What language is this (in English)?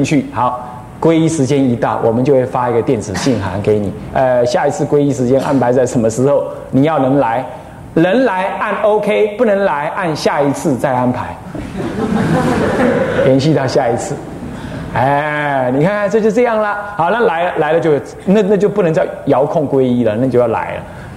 Chinese